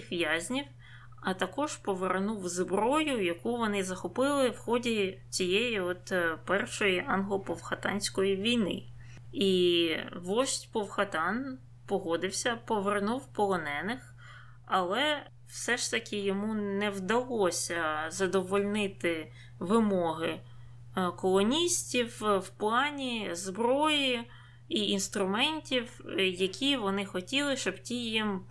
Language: Ukrainian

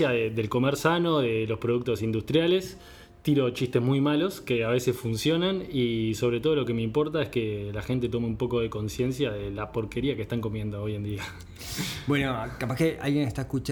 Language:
Spanish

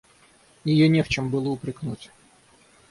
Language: Russian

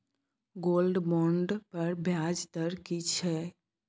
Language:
Maithili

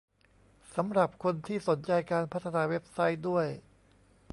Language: Thai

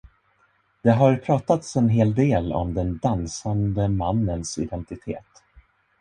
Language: Swedish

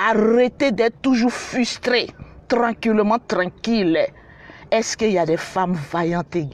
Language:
French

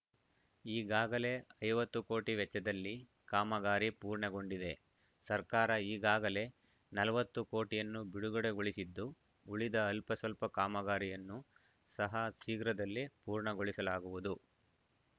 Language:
Kannada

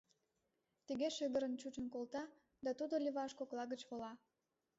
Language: Mari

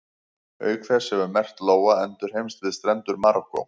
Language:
Icelandic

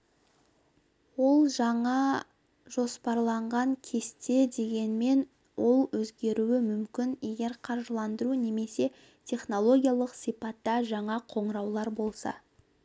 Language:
Kazakh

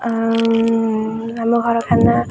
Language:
Odia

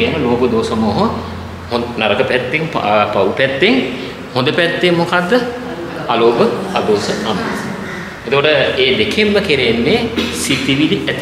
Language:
Indonesian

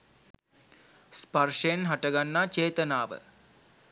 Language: Sinhala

